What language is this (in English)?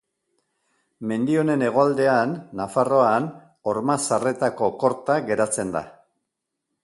Basque